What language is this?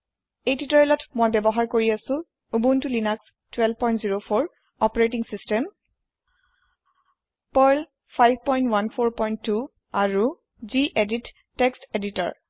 Assamese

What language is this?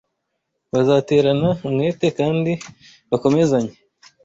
Kinyarwanda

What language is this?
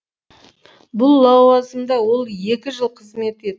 Kazakh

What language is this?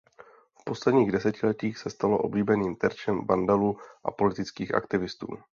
Czech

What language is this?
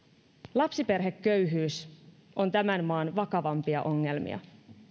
Finnish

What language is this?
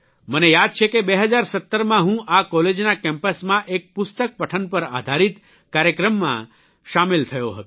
Gujarati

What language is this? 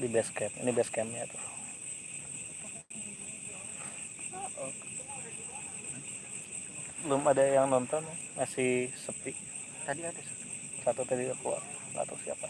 Indonesian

